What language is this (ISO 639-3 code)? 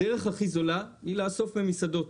heb